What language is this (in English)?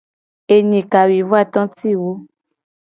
Gen